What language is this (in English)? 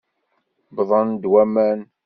Kabyle